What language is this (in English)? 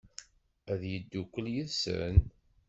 Kabyle